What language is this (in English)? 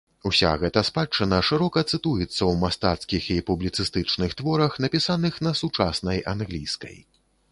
Belarusian